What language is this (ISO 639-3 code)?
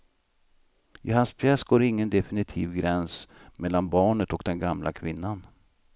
swe